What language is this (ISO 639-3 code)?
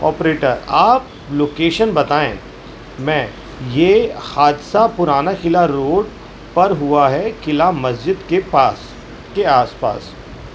urd